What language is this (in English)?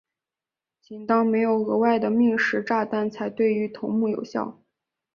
Chinese